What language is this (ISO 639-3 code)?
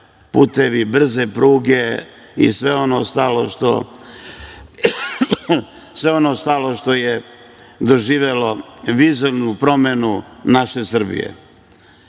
srp